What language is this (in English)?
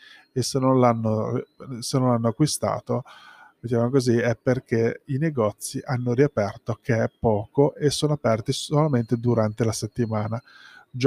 Italian